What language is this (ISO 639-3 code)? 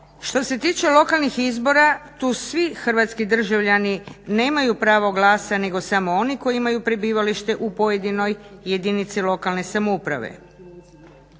hrv